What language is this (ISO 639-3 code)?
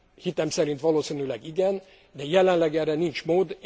hun